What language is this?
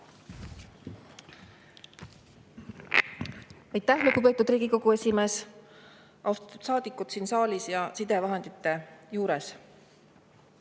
Estonian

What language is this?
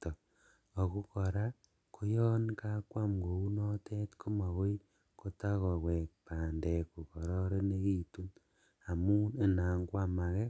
Kalenjin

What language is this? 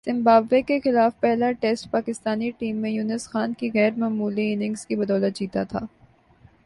Urdu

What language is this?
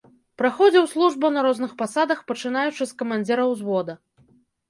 Belarusian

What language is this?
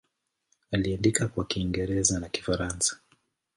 Swahili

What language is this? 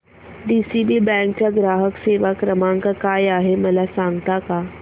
Marathi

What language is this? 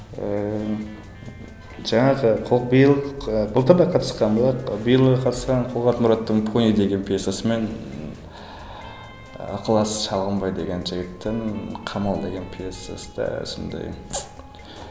Kazakh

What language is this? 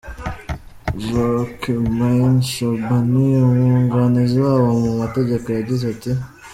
Kinyarwanda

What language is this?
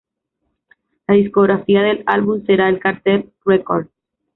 Spanish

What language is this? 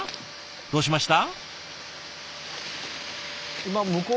Japanese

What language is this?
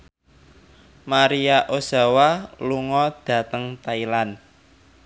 Javanese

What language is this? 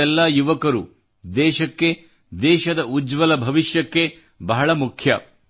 Kannada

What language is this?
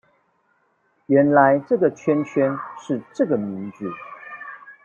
Chinese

